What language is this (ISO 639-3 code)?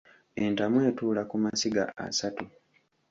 lug